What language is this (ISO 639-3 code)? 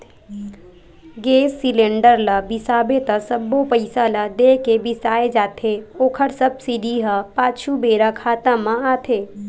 hne